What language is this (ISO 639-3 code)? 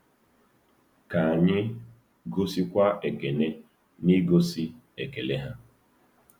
ibo